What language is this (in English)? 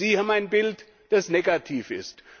German